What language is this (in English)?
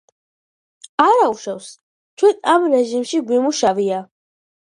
Georgian